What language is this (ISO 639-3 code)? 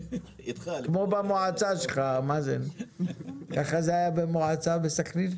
heb